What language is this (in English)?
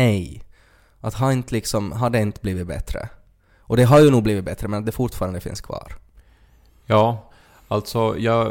Swedish